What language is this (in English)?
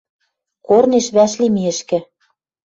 Western Mari